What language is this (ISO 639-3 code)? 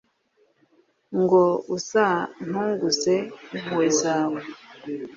kin